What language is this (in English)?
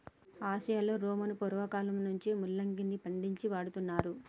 Telugu